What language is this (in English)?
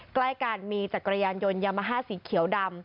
Thai